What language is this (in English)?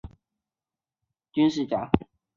Chinese